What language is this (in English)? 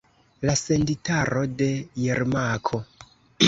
Esperanto